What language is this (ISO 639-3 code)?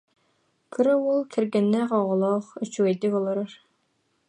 sah